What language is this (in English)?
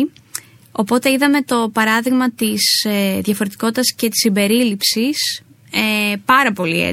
Greek